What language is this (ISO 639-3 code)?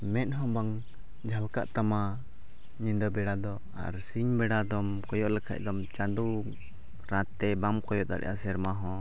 sat